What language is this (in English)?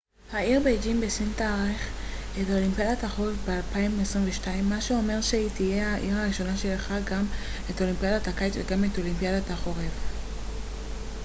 Hebrew